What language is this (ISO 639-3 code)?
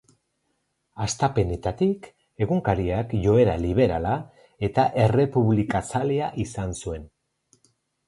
eus